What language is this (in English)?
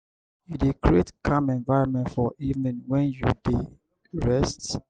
Nigerian Pidgin